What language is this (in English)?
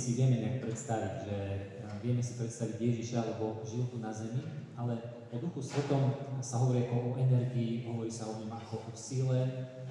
Slovak